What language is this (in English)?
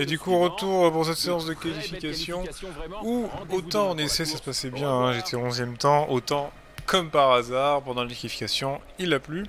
French